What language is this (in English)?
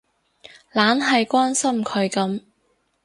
Cantonese